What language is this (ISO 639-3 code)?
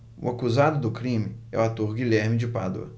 por